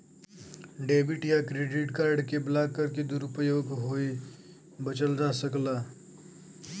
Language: Bhojpuri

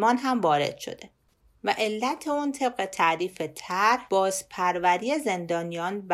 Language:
Persian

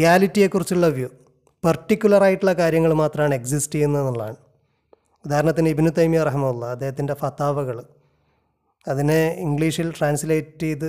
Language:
Malayalam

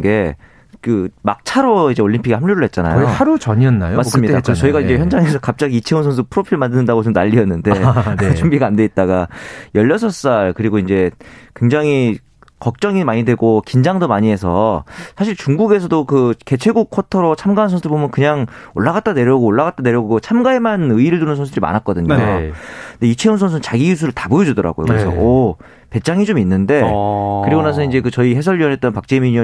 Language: Korean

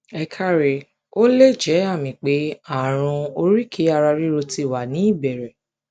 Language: Yoruba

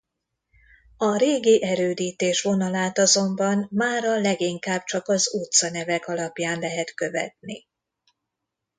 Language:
Hungarian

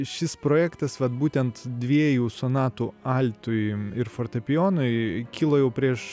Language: Lithuanian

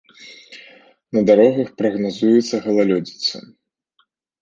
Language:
Belarusian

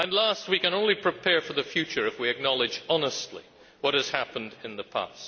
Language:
English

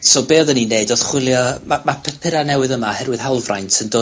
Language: Welsh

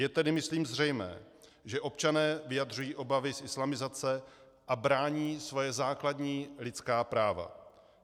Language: Czech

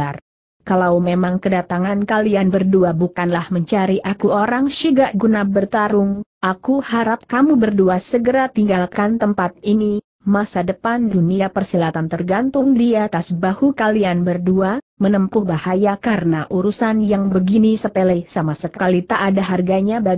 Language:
Indonesian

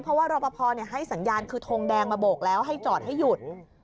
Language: Thai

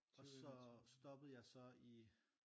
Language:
Danish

